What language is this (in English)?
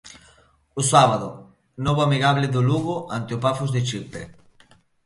Galician